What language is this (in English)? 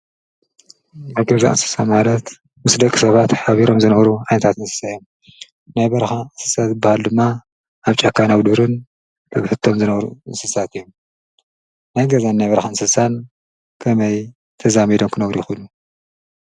Tigrinya